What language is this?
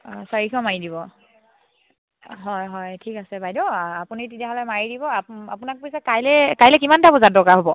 Assamese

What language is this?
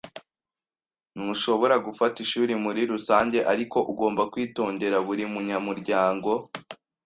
Kinyarwanda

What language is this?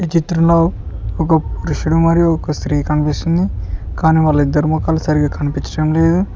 Telugu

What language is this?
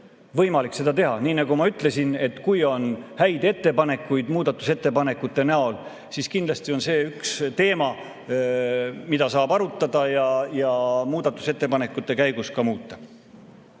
Estonian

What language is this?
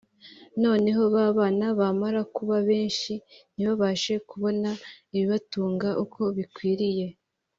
Kinyarwanda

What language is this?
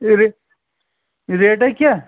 Kashmiri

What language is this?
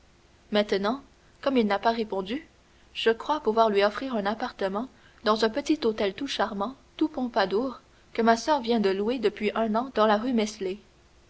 French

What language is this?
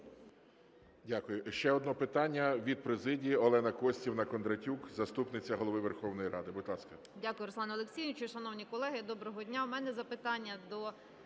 Ukrainian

